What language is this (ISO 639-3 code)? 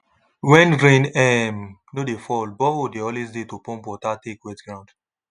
pcm